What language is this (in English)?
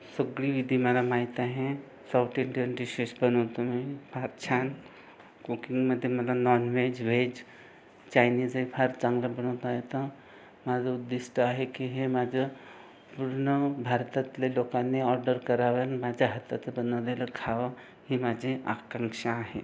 Marathi